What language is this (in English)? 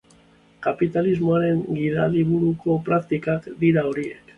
Basque